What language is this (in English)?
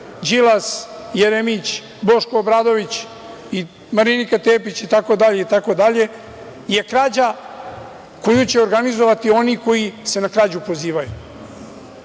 Serbian